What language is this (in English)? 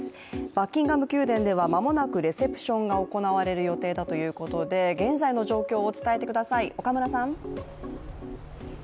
Japanese